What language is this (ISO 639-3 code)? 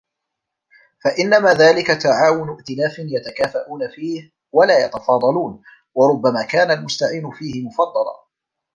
ara